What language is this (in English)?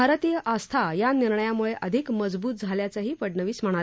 Marathi